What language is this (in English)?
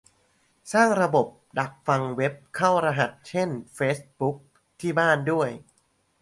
Thai